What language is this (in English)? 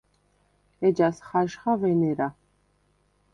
Svan